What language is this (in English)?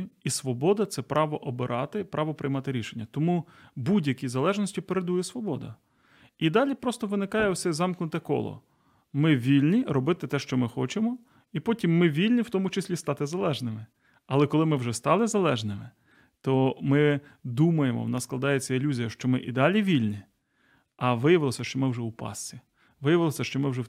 Ukrainian